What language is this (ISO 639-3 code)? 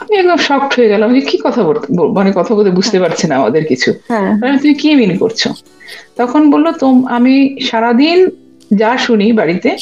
ben